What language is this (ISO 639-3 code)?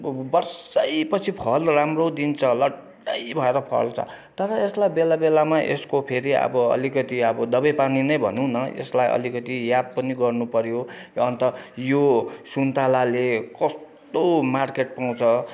nep